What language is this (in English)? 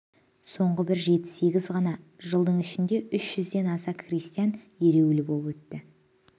Kazakh